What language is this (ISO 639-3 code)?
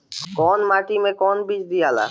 bho